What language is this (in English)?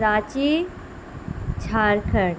Urdu